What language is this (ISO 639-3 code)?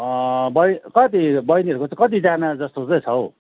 nep